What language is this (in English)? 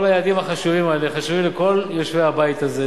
Hebrew